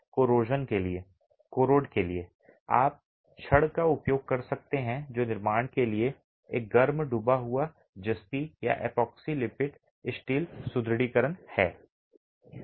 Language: Hindi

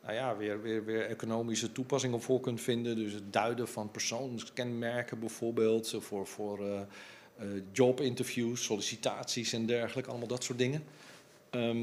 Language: Dutch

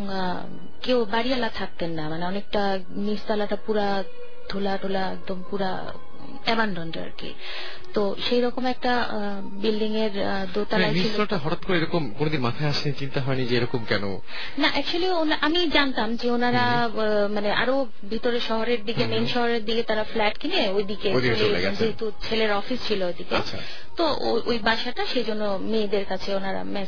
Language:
Bangla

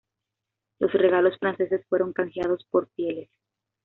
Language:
Spanish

